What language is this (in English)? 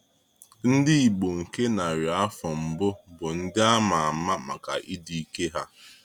Igbo